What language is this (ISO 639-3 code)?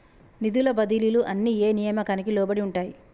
tel